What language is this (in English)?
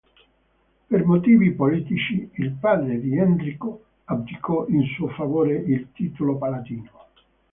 Italian